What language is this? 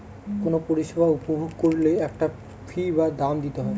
Bangla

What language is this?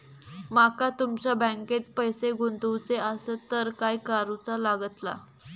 Marathi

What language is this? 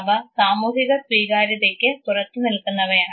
Malayalam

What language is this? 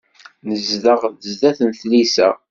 Kabyle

